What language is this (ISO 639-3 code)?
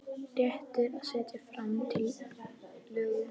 isl